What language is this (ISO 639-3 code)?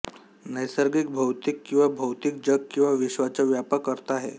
mar